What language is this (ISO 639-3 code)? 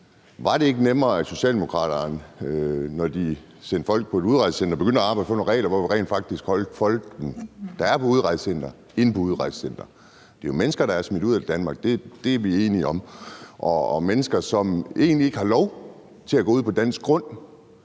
dan